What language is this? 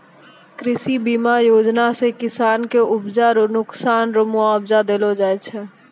Maithili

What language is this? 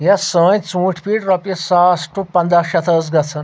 Kashmiri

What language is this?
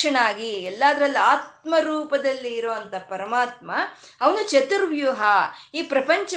Kannada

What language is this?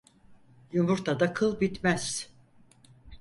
Turkish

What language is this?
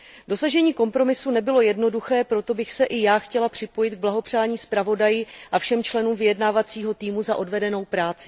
Czech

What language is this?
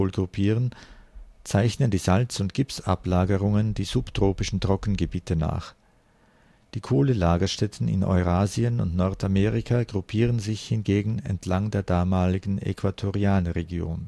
German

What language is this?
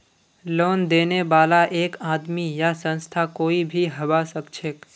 Magahi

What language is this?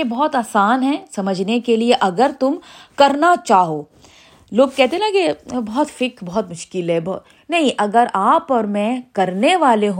Urdu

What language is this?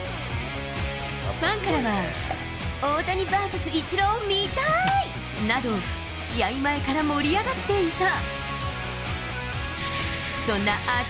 Japanese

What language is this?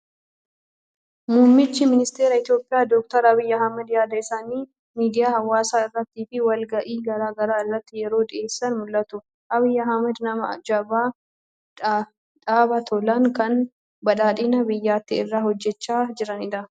Oromo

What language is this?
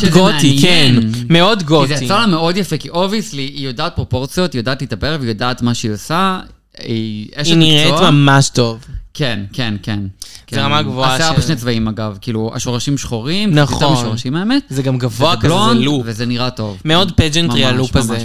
Hebrew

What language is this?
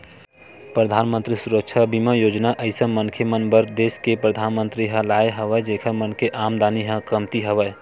Chhattisgarhi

